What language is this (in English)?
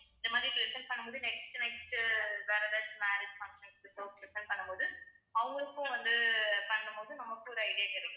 Tamil